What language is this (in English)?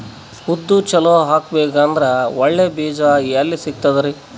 Kannada